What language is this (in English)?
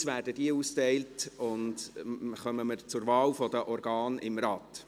Swiss German